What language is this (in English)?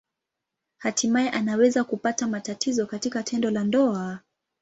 Swahili